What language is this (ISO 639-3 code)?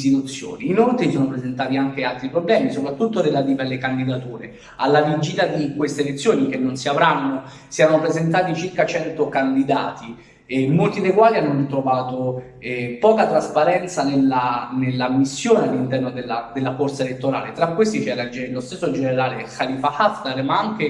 ita